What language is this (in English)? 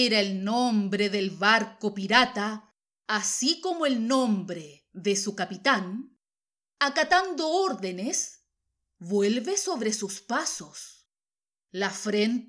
Spanish